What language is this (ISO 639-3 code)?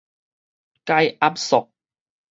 nan